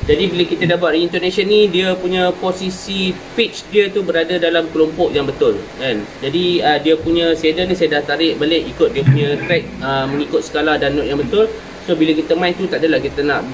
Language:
Malay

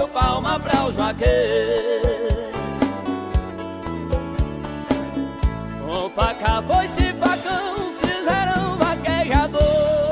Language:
Portuguese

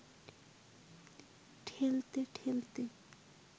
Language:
Bangla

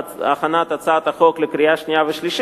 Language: Hebrew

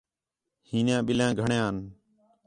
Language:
Khetrani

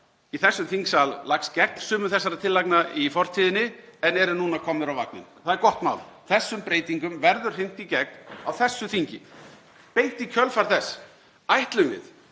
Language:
Icelandic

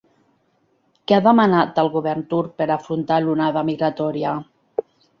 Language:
Catalan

